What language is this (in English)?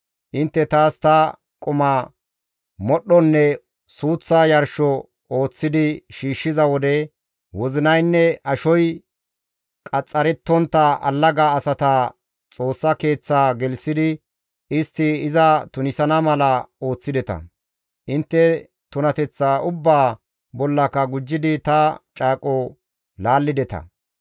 Gamo